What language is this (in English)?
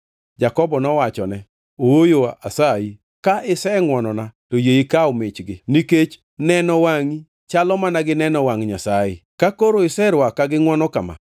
Luo (Kenya and Tanzania)